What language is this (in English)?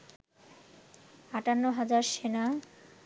Bangla